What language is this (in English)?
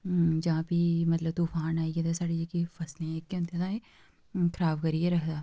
Dogri